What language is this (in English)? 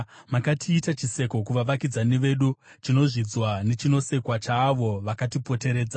Shona